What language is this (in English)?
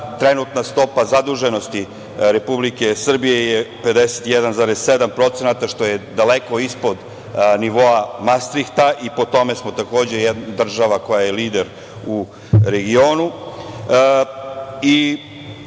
Serbian